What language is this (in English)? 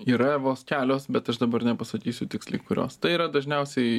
Lithuanian